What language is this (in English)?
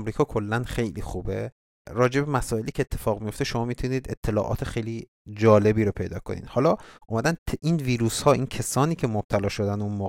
Persian